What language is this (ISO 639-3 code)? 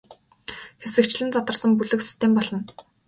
mon